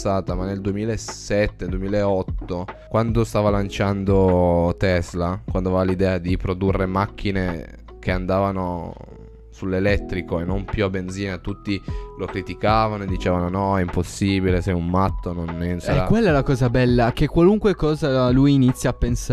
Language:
Italian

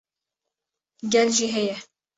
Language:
Kurdish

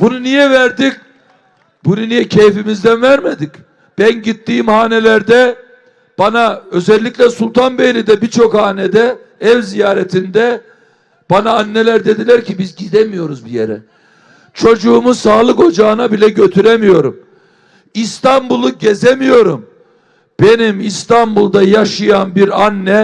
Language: Turkish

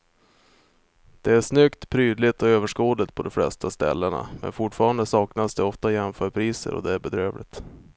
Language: Swedish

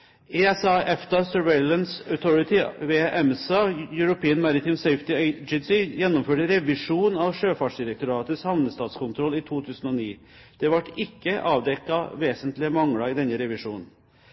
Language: Norwegian Bokmål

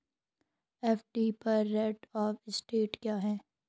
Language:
Hindi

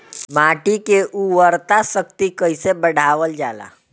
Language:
Bhojpuri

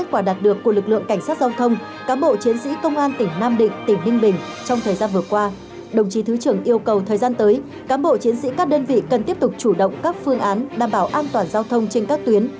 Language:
Vietnamese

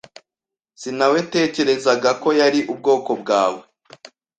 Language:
Kinyarwanda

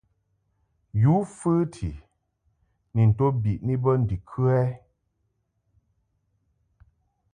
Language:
Mungaka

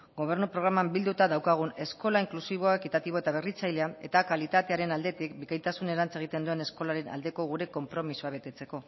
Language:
Basque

